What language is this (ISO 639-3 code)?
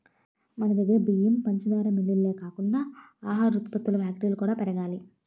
tel